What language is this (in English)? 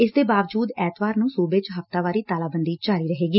Punjabi